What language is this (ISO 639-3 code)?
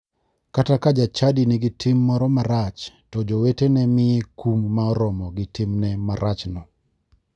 luo